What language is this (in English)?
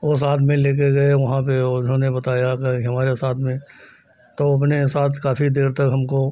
Hindi